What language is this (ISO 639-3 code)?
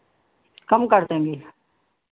hin